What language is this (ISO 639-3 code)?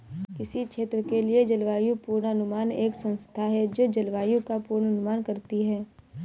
hin